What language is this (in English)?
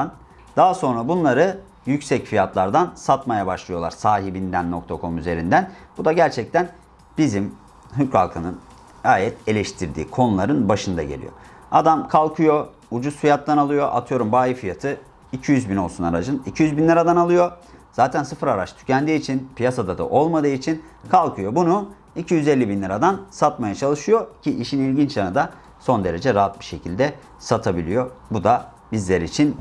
Turkish